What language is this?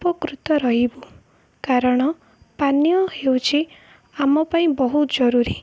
Odia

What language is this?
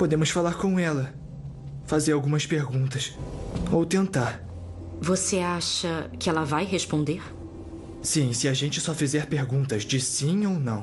Portuguese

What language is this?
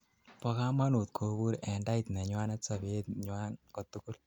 Kalenjin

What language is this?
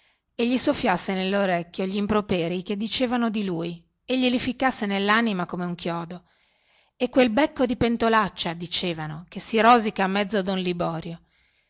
Italian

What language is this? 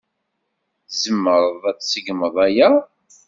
Kabyle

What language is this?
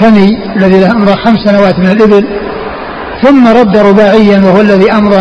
Arabic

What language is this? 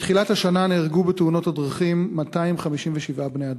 Hebrew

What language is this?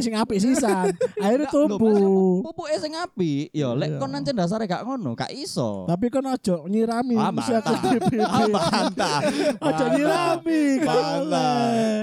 Indonesian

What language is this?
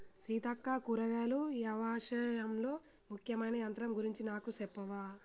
Telugu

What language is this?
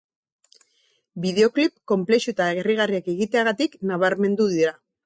Basque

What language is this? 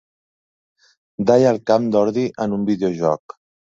Catalan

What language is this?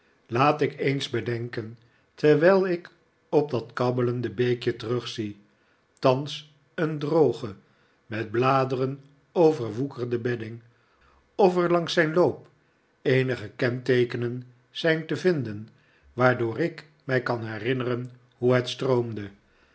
Dutch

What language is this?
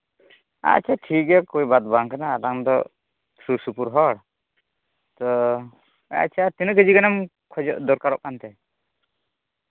Santali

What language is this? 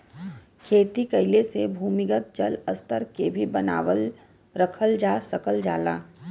Bhojpuri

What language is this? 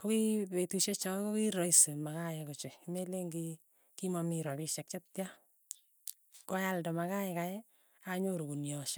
Tugen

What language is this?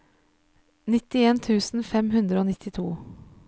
Norwegian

